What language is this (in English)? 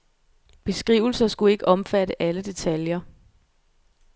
Danish